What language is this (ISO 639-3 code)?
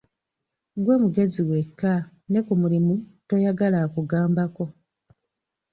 lug